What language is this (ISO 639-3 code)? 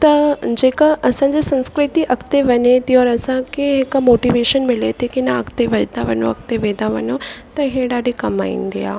snd